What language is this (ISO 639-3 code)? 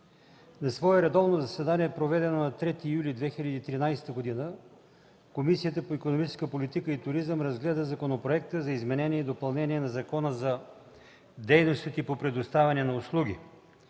bul